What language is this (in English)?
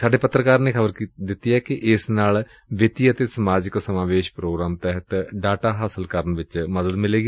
Punjabi